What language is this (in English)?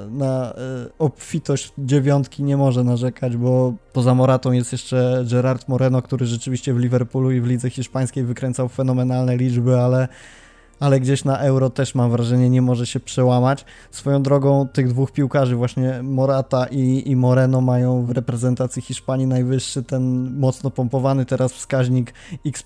Polish